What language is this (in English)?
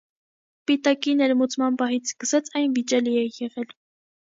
Armenian